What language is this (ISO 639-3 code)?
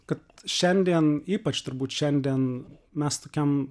lit